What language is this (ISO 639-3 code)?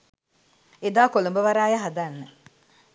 sin